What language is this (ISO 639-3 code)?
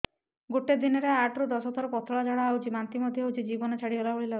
ori